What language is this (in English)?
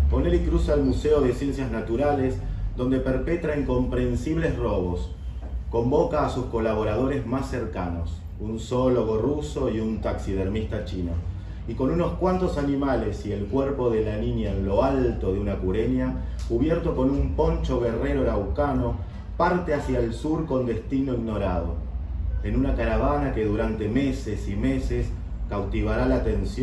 Spanish